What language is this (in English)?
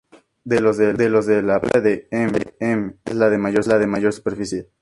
Spanish